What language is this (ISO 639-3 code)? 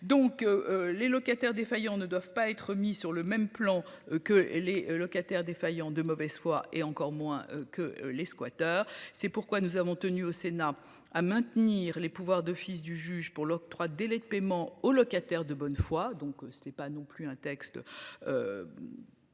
fra